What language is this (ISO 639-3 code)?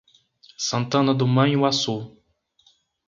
por